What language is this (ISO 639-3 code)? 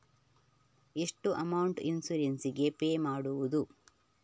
kan